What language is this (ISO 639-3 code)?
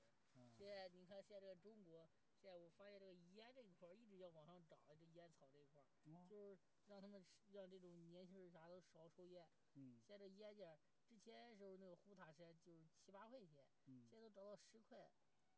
zho